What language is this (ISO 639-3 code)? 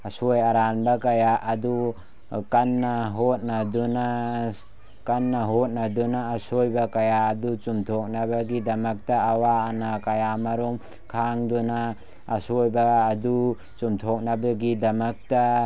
mni